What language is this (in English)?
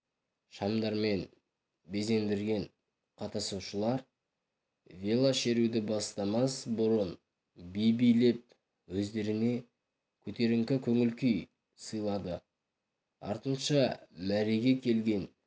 Kazakh